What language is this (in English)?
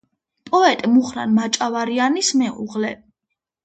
Georgian